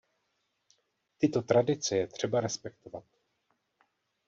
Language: Czech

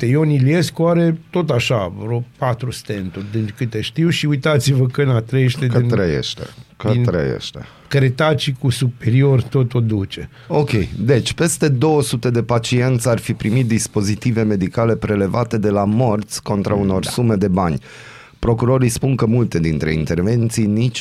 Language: Romanian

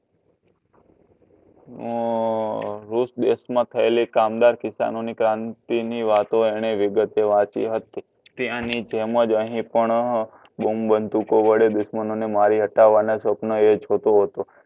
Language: Gujarati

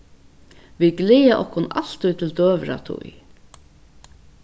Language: Faroese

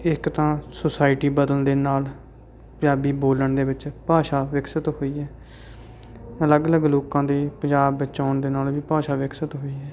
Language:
Punjabi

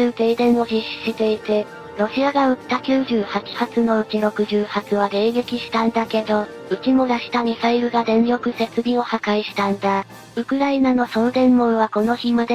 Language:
Japanese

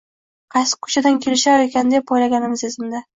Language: Uzbek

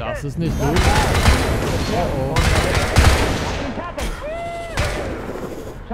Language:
German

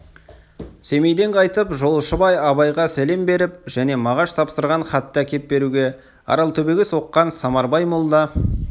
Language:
Kazakh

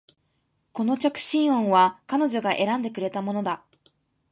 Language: Japanese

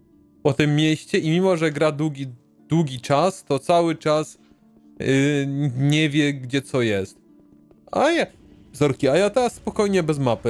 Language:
Polish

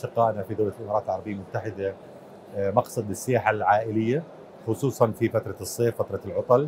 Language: Arabic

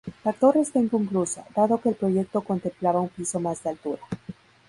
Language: Spanish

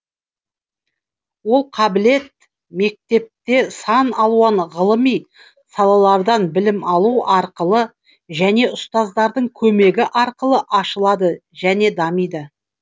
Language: Kazakh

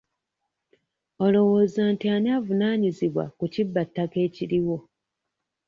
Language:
Ganda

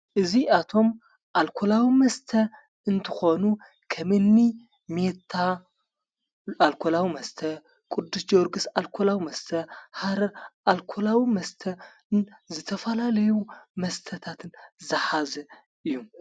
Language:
Tigrinya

